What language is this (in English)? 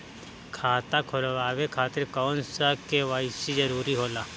Bhojpuri